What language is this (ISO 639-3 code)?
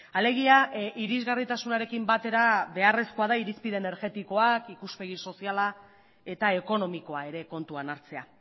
eus